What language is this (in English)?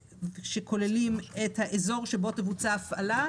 Hebrew